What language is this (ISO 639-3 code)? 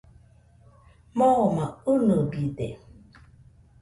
hux